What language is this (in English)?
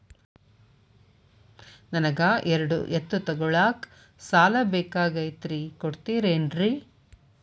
Kannada